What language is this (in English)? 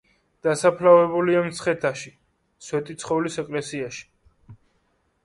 Georgian